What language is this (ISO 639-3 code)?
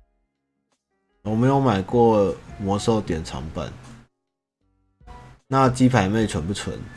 zho